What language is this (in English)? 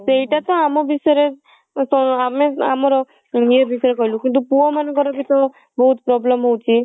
Odia